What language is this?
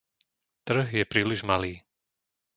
Slovak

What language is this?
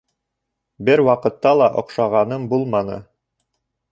Bashkir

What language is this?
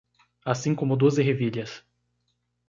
Portuguese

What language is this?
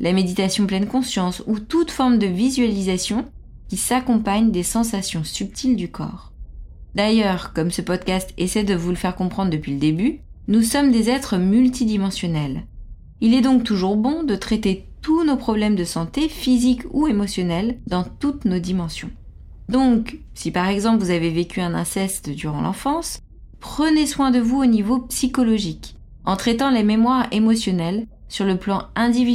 French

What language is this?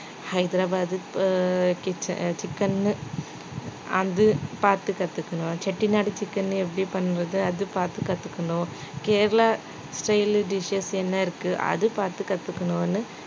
Tamil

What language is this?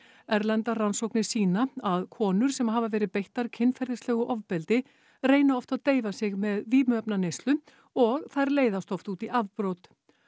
Icelandic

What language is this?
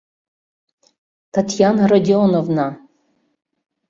Mari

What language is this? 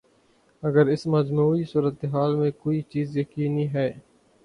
Urdu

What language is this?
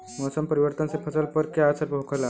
Bhojpuri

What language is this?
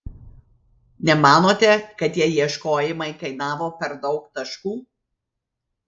Lithuanian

